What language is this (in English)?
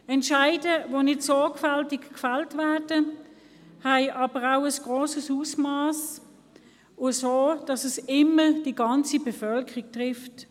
Swiss German